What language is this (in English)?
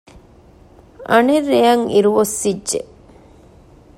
Divehi